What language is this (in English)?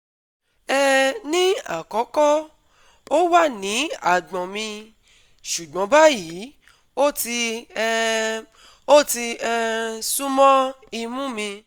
Yoruba